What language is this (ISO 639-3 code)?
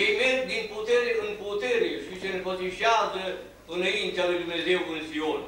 ron